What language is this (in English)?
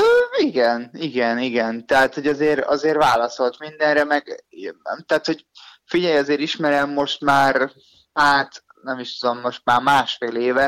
Hungarian